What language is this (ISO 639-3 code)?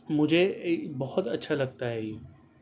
urd